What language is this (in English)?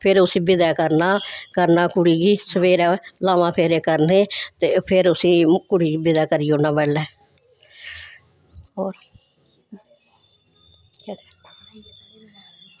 Dogri